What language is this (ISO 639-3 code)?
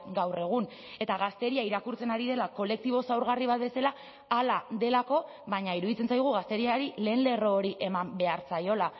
eus